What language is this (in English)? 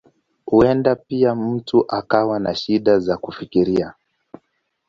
Swahili